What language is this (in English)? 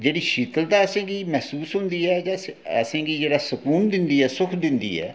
Dogri